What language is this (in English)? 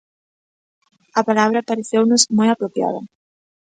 Galician